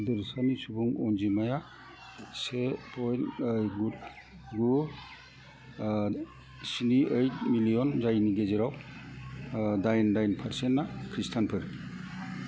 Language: Bodo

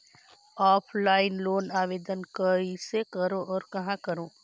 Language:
Chhattisgarhi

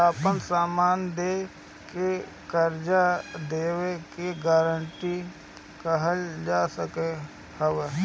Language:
Bhojpuri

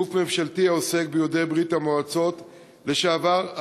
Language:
Hebrew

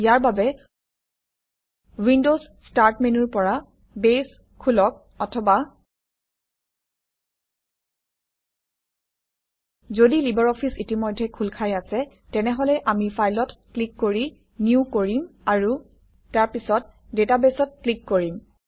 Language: Assamese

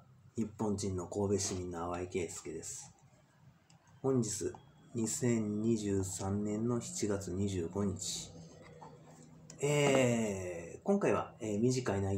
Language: Japanese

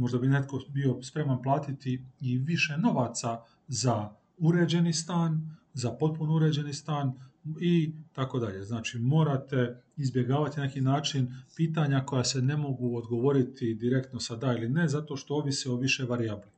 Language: Croatian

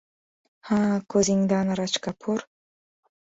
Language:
Uzbek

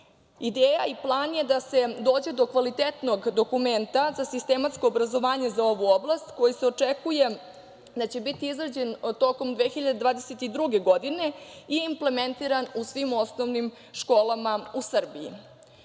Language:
Serbian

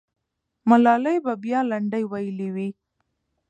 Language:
Pashto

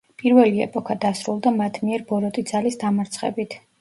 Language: Georgian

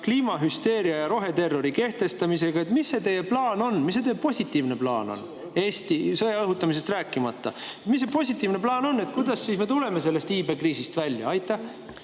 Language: Estonian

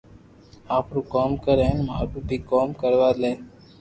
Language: Loarki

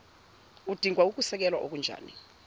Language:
Zulu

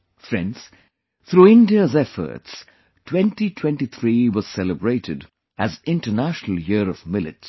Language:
English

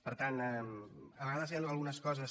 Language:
Catalan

